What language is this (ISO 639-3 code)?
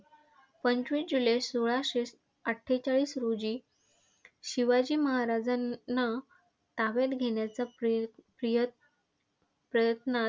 mar